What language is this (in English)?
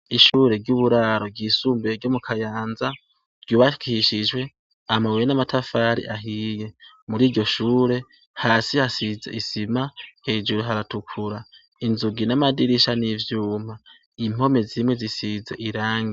Rundi